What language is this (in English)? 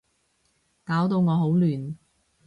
Cantonese